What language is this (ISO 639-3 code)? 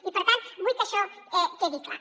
cat